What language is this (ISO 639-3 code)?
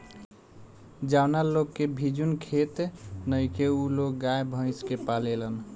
bho